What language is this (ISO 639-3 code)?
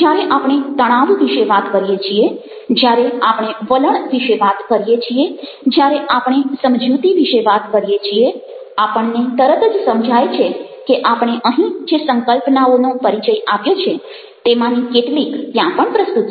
guj